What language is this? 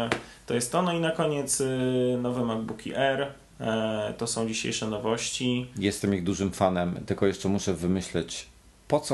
Polish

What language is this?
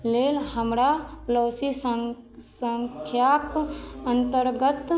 Maithili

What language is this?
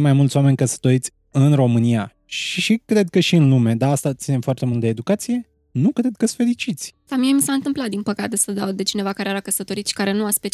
Romanian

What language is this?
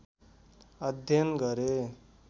Nepali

